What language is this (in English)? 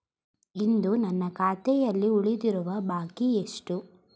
Kannada